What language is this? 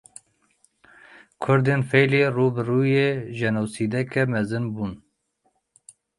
Kurdish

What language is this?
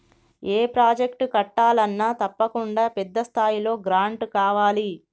Telugu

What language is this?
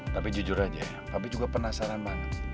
Indonesian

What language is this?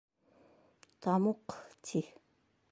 Bashkir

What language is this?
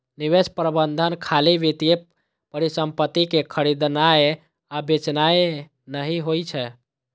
Maithili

